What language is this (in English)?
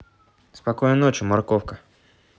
Russian